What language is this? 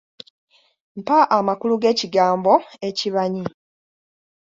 Ganda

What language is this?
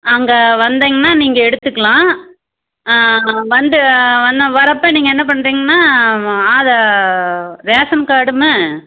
Tamil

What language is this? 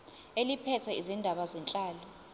Zulu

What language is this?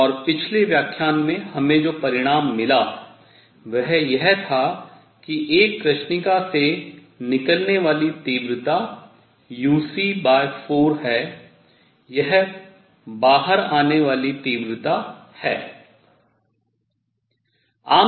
Hindi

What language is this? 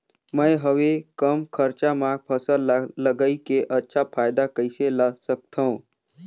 Chhattisgarhi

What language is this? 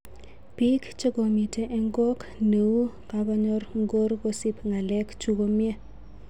Kalenjin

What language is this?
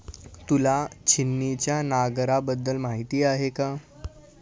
Marathi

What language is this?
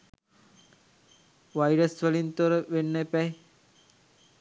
Sinhala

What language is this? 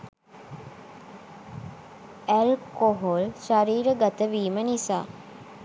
Sinhala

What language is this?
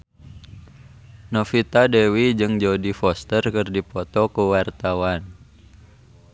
Sundanese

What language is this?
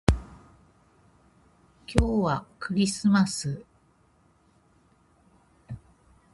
Japanese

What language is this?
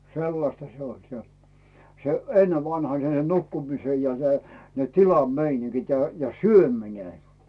Finnish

